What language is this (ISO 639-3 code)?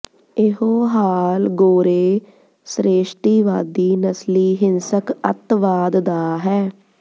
pan